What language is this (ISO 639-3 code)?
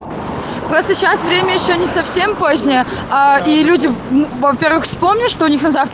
rus